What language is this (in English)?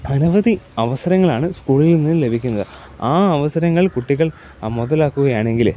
Malayalam